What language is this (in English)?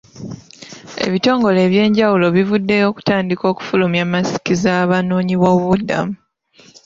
Ganda